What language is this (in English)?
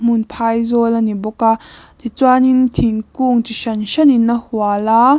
Mizo